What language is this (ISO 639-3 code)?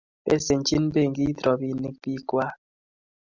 kln